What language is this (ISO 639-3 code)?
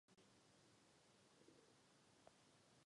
ces